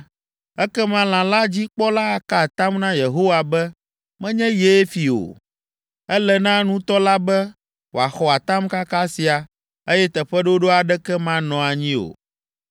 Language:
Ewe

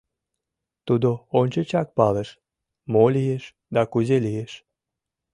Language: Mari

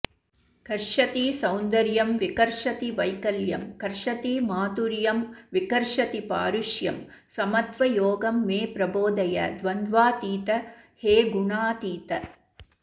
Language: Sanskrit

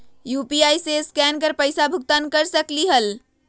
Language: Magahi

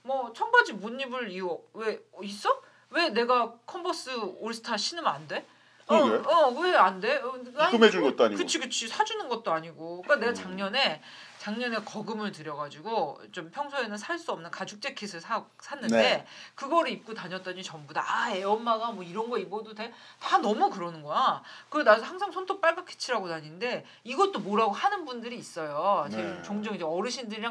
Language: Korean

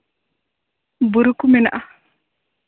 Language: Santali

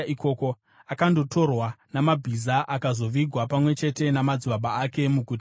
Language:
Shona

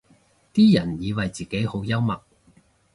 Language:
Cantonese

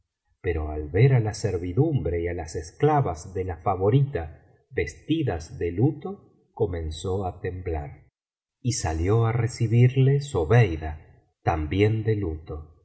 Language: Spanish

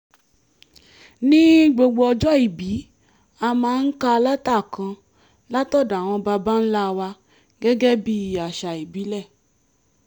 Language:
Yoruba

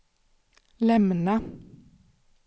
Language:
Swedish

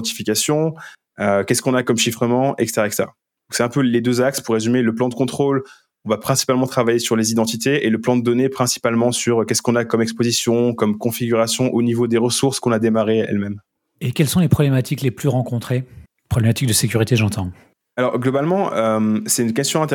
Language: French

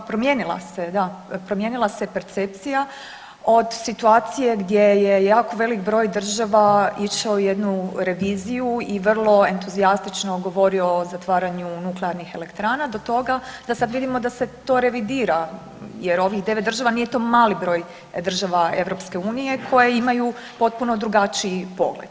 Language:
Croatian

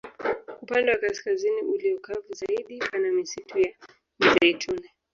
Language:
Swahili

